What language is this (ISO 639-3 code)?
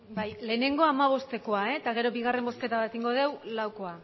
eus